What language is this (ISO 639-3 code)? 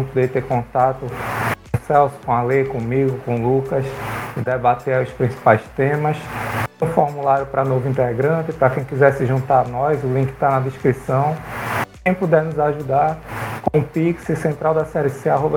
por